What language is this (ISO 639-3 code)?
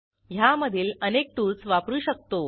mar